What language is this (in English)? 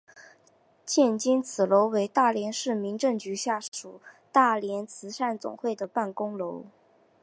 Chinese